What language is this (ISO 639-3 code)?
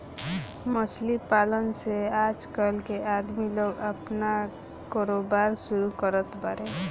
bho